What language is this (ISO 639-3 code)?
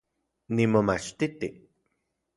ncx